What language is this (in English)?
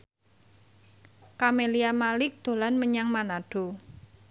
Javanese